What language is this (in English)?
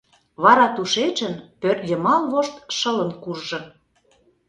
Mari